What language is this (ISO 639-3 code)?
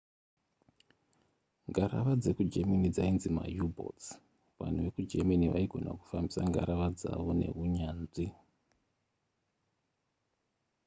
sna